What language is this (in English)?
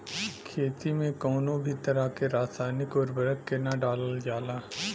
Bhojpuri